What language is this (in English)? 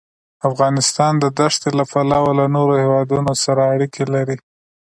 Pashto